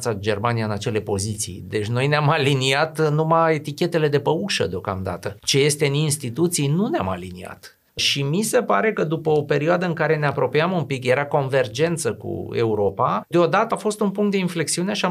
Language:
Romanian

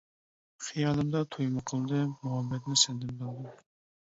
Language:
Uyghur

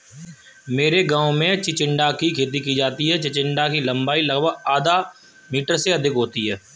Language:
Hindi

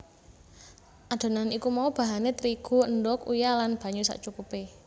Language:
Javanese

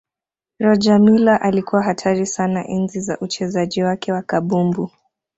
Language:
Swahili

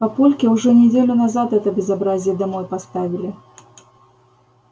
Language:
Russian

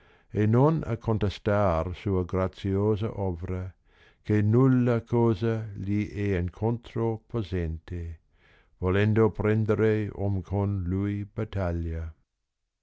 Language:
Italian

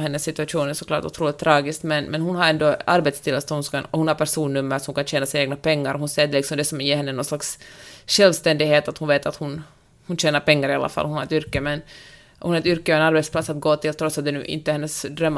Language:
Swedish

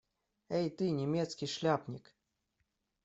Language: Russian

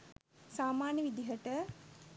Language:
Sinhala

